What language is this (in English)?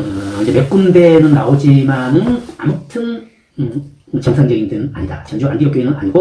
Korean